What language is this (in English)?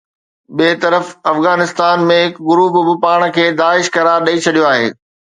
Sindhi